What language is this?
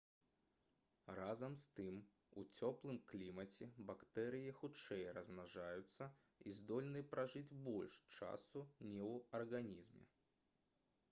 Belarusian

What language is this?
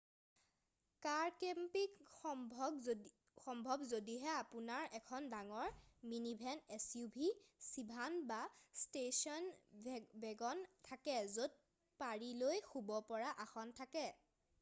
Assamese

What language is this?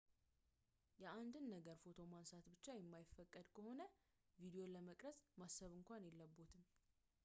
Amharic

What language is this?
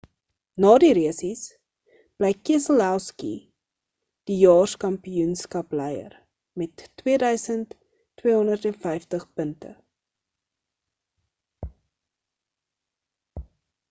Afrikaans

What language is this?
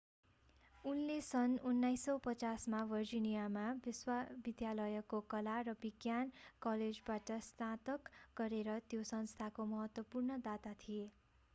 Nepali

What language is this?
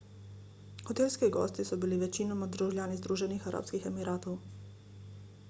Slovenian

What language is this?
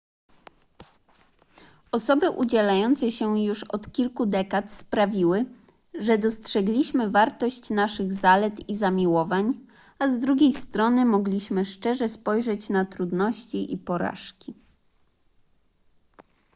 Polish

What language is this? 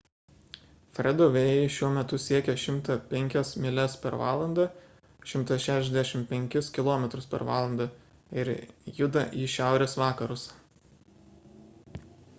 Lithuanian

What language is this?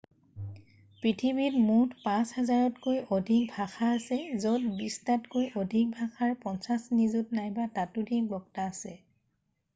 Assamese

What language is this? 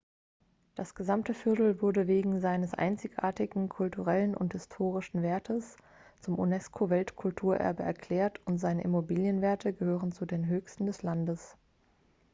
German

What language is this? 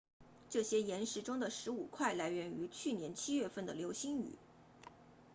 Chinese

